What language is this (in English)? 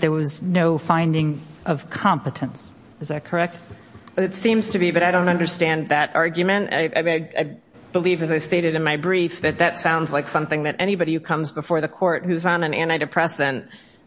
English